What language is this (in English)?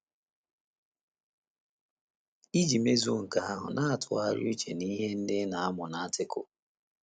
Igbo